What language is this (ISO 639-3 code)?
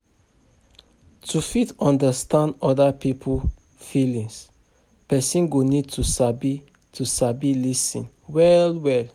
pcm